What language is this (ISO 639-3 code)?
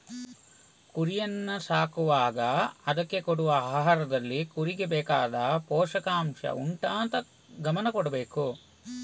kan